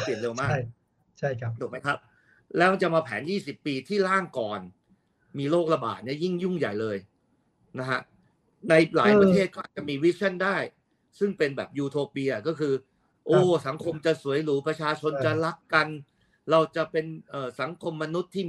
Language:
Thai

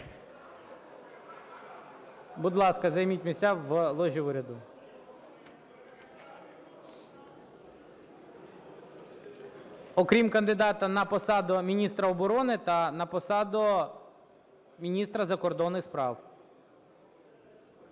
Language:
Ukrainian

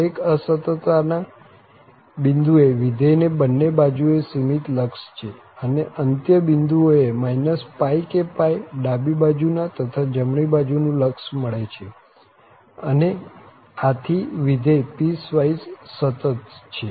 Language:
Gujarati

